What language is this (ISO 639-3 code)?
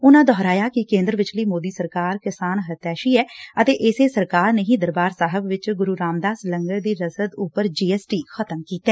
pan